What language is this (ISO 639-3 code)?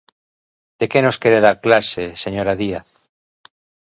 glg